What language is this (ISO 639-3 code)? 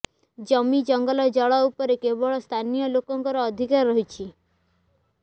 ori